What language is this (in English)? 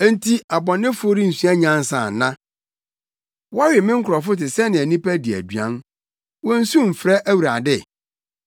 Akan